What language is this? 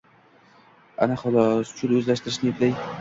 Uzbek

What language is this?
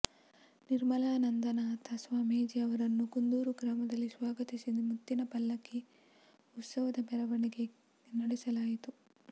Kannada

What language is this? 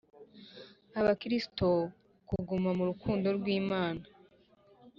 Kinyarwanda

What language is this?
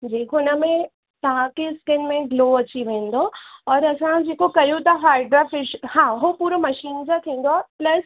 Sindhi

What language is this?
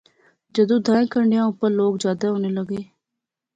Pahari-Potwari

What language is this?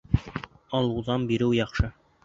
Bashkir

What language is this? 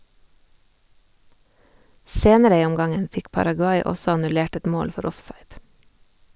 Norwegian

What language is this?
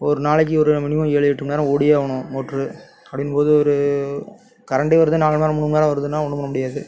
Tamil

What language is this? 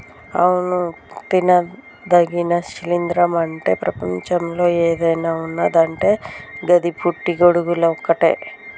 Telugu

